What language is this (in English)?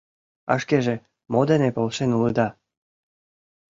Mari